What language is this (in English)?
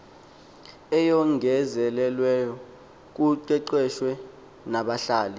Xhosa